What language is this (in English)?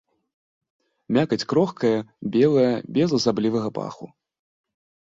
Belarusian